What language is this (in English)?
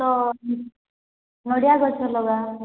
Odia